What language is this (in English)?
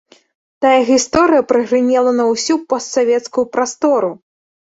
Belarusian